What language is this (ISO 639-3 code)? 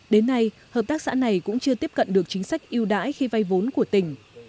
vie